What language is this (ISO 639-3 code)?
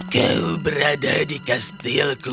ind